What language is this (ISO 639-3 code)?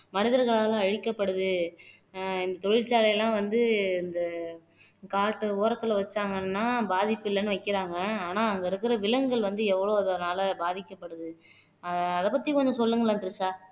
tam